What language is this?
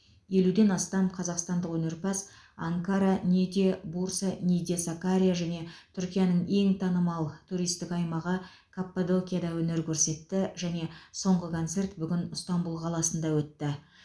Kazakh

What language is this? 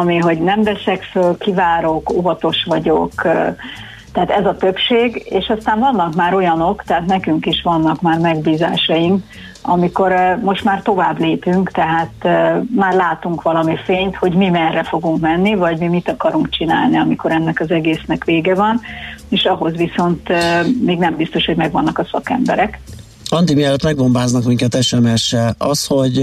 Hungarian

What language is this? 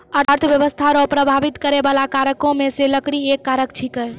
Maithili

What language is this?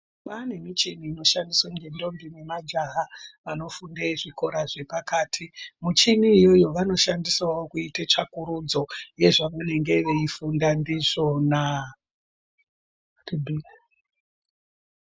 Ndau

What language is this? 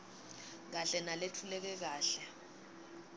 Swati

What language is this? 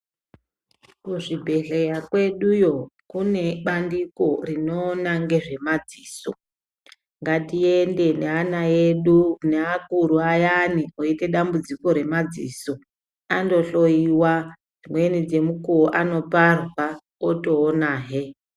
Ndau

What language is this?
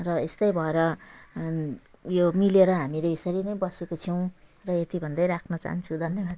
Nepali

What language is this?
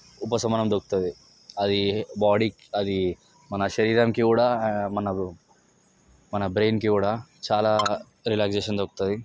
Telugu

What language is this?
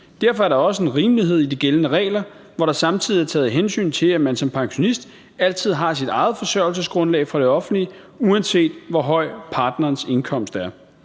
Danish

